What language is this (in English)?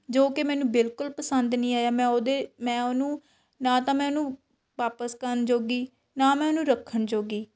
Punjabi